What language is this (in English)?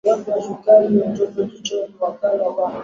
Swahili